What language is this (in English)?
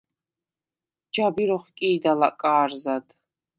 Svan